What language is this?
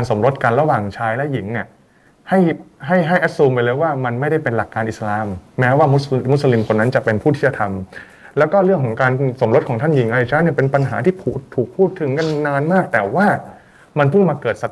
Thai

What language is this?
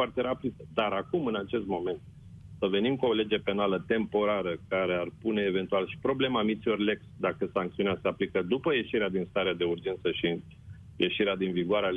Romanian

